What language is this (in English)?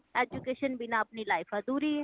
Punjabi